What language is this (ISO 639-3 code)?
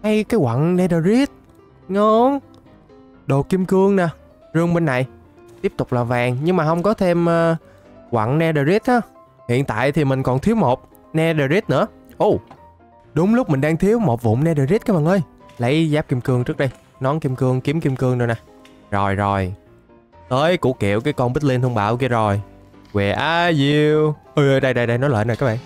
vie